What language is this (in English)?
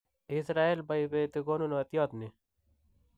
Kalenjin